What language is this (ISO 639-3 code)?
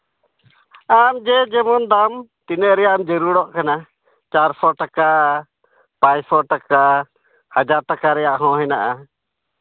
sat